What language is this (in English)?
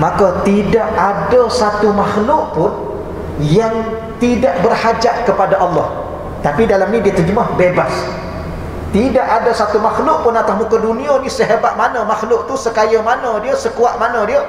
Malay